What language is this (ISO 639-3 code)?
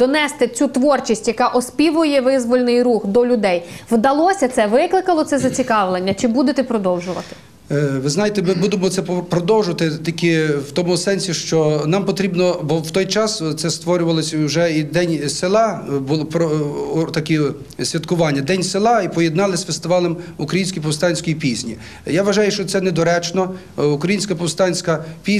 ukr